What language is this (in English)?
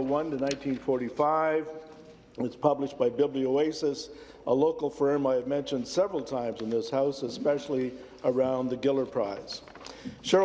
English